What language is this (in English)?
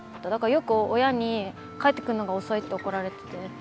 Japanese